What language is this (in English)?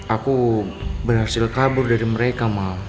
Indonesian